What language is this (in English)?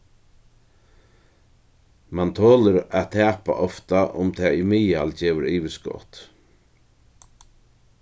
Faroese